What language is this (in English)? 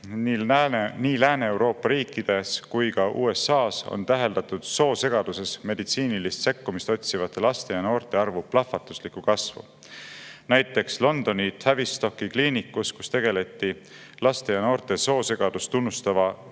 Estonian